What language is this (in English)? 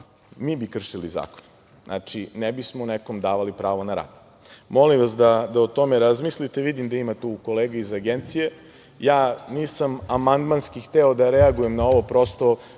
Serbian